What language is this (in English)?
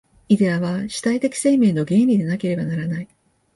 Japanese